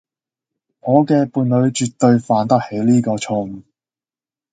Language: Cantonese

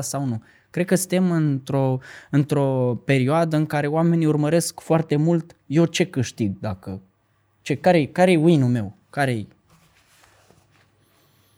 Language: Romanian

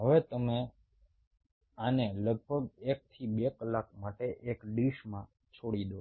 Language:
Gujarati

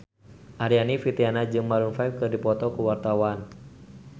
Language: Sundanese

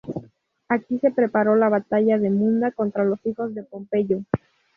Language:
Spanish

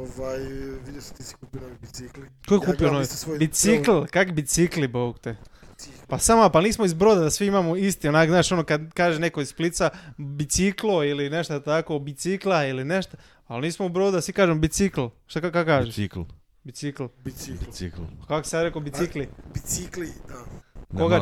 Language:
Croatian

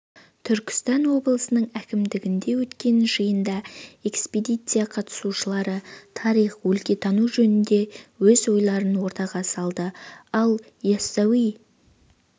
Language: Kazakh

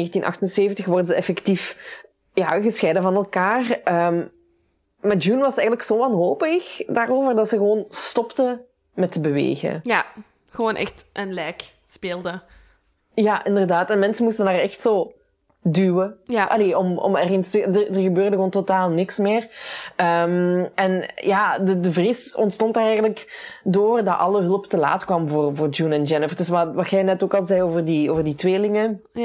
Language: Dutch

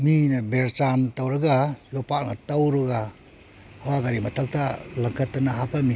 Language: Manipuri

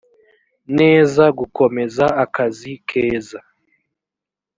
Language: Kinyarwanda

